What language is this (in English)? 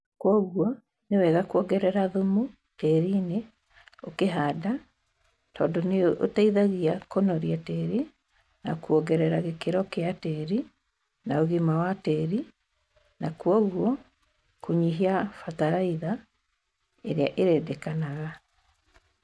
Kikuyu